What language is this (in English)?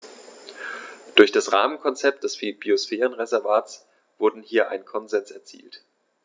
German